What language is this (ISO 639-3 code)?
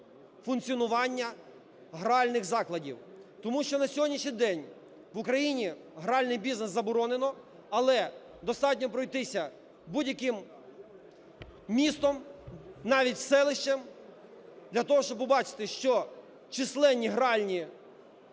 ukr